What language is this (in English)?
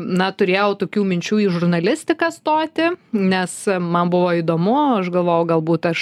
Lithuanian